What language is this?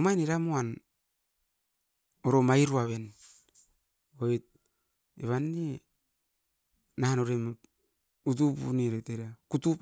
Askopan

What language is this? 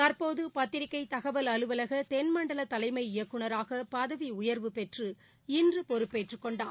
Tamil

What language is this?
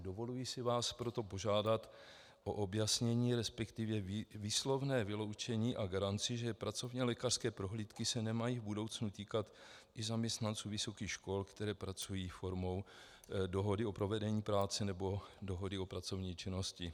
Czech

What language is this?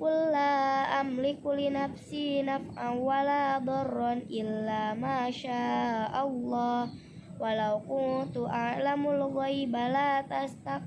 Indonesian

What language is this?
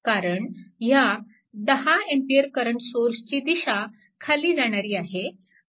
Marathi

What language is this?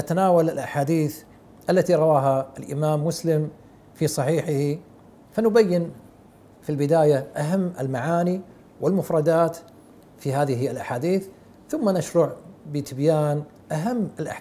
Arabic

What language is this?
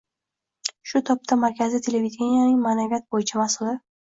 Uzbek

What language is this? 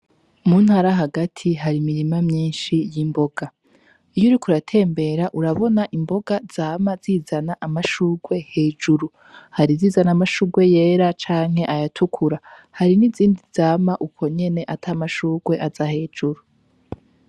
Rundi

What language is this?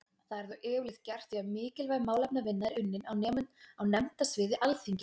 Icelandic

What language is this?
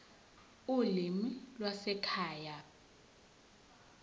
Zulu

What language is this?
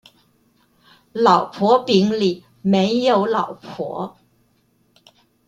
Chinese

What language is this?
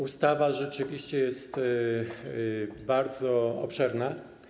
Polish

